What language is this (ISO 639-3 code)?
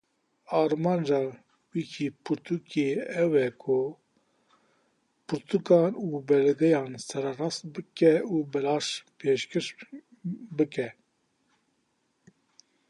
kur